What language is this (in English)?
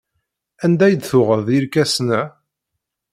Kabyle